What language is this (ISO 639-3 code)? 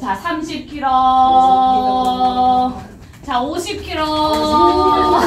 kor